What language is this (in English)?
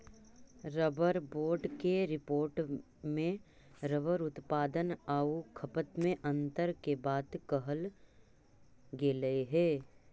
Magahi